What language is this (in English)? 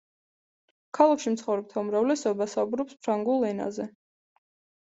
Georgian